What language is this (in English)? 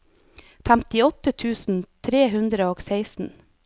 Norwegian